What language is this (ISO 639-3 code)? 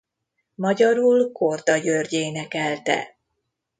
hun